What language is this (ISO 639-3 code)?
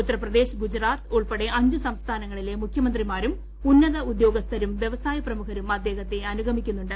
mal